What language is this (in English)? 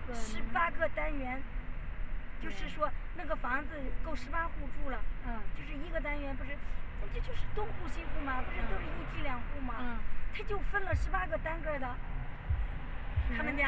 Chinese